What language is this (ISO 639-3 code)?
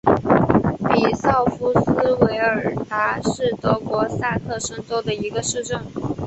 zho